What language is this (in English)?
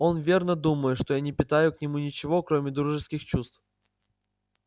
Russian